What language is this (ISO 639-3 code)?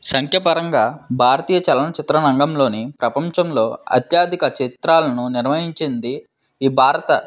tel